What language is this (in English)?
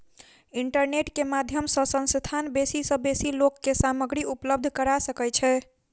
Maithili